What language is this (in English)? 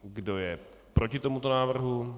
Czech